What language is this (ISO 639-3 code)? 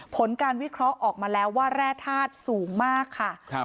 tha